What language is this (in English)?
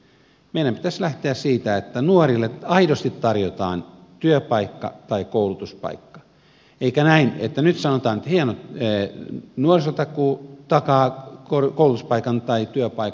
Finnish